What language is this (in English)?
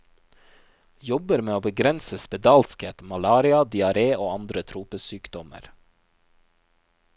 Norwegian